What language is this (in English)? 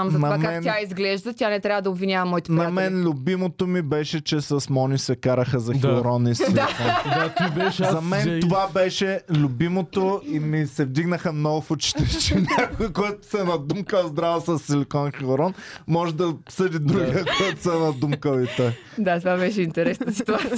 Bulgarian